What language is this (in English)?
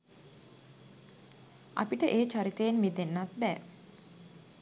Sinhala